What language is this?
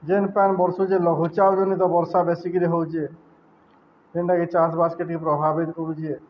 Odia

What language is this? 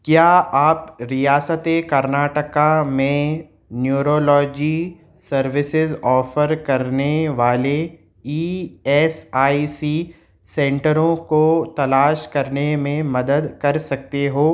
Urdu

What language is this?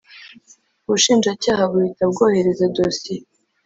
Kinyarwanda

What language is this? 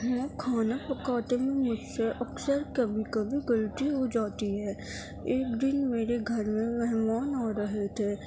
Urdu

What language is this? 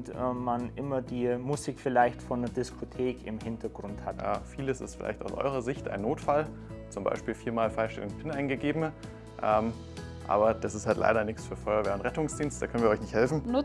German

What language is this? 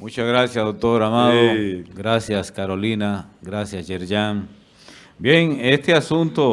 Spanish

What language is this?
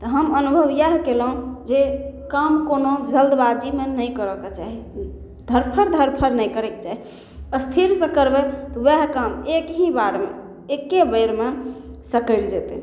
Maithili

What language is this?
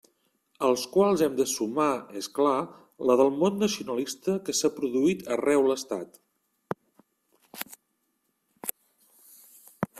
Catalan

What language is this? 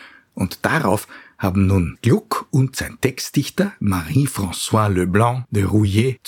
German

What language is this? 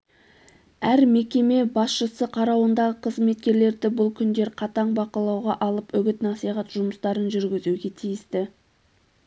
Kazakh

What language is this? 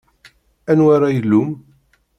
Kabyle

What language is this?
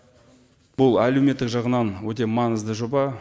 Kazakh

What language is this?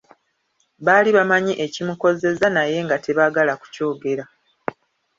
Ganda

